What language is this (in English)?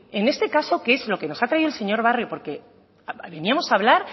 Spanish